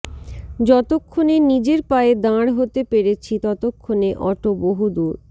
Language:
Bangla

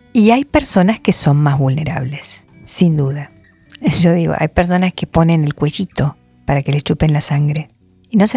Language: Spanish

